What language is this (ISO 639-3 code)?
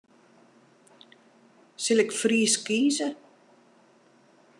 fry